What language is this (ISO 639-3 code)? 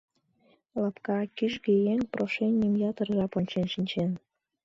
chm